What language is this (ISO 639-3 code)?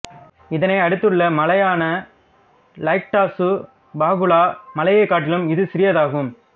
tam